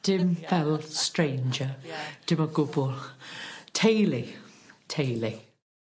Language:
Welsh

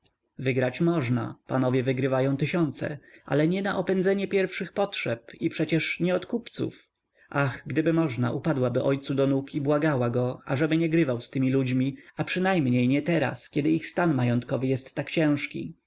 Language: Polish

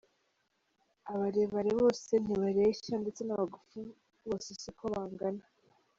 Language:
Kinyarwanda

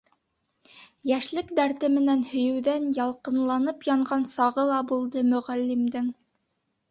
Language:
Bashkir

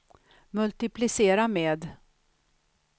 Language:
Swedish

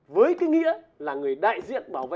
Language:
Vietnamese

